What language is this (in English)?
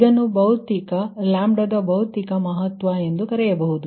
Kannada